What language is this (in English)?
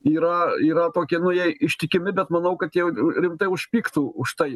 Lithuanian